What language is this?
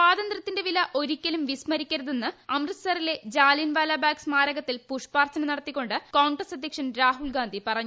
Malayalam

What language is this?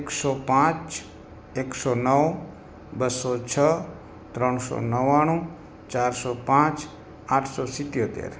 Gujarati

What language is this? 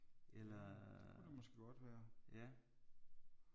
Danish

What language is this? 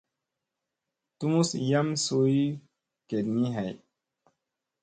Musey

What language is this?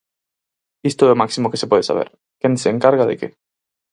Galician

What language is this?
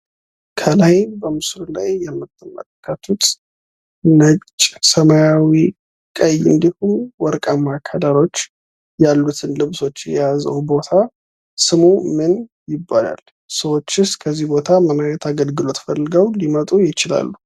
Amharic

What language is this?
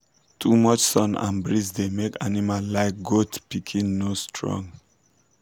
Nigerian Pidgin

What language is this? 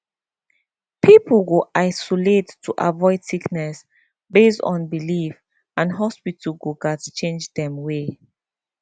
Nigerian Pidgin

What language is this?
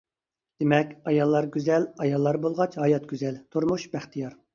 Uyghur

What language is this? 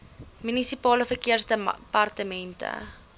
Afrikaans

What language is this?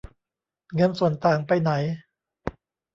Thai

